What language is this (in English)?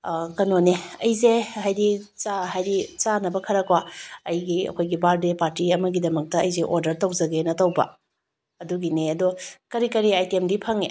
Manipuri